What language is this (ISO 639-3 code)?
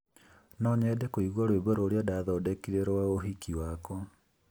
kik